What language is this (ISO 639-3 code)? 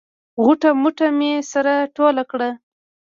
pus